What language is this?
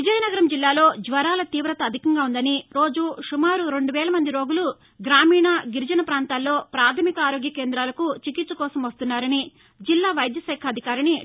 Telugu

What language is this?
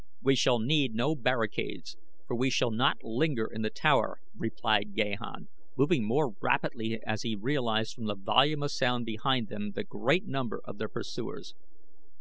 English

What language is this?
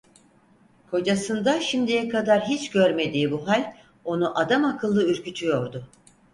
Turkish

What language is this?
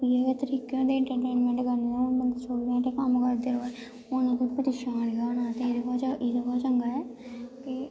Dogri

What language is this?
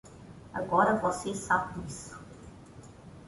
Portuguese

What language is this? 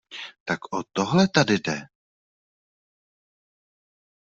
Czech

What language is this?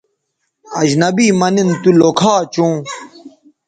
Bateri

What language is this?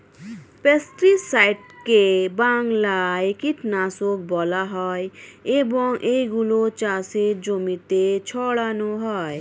Bangla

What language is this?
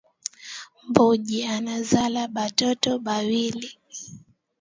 Swahili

